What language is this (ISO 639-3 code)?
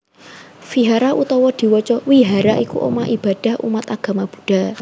jav